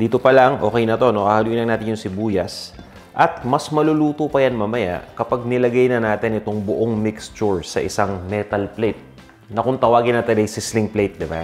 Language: Filipino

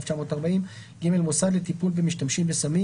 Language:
Hebrew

